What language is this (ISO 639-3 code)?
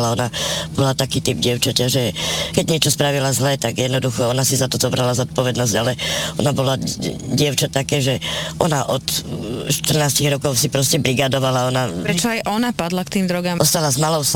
slk